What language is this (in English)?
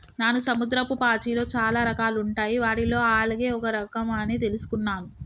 Telugu